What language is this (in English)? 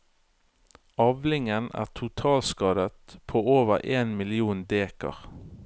Norwegian